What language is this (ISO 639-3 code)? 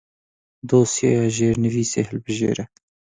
kur